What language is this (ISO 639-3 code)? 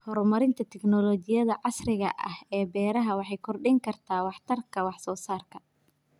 som